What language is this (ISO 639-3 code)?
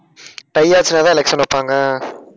tam